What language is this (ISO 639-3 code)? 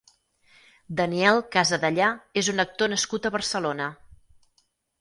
cat